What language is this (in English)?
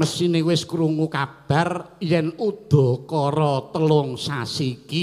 Indonesian